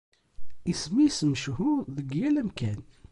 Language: Kabyle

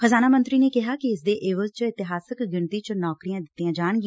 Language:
Punjabi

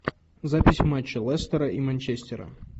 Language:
Russian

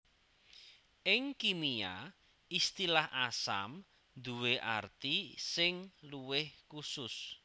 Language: Javanese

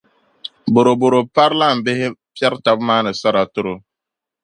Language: Dagbani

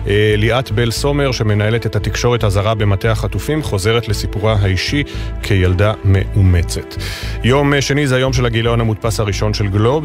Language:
Hebrew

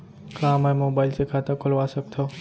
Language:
Chhattisgarhi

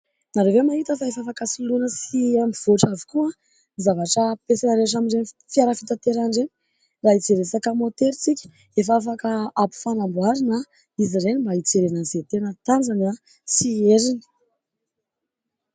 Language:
Malagasy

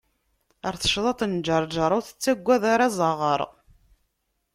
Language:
Kabyle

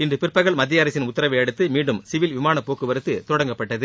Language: Tamil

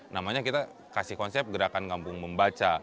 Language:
Indonesian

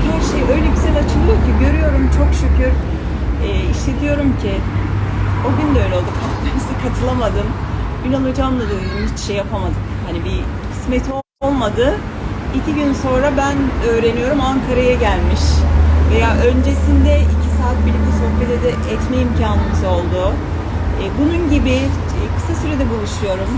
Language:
Turkish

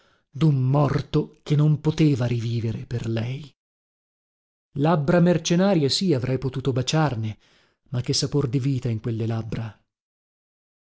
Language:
Italian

